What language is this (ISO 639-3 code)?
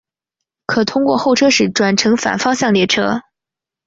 zho